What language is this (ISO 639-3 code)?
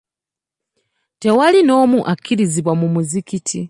lug